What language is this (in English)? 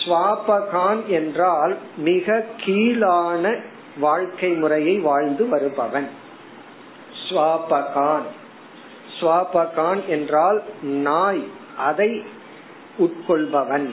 Tamil